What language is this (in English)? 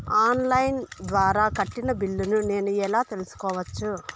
Telugu